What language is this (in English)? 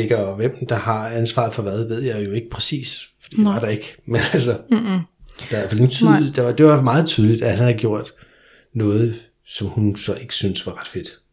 Danish